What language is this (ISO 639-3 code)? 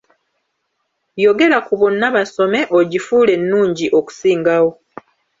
lug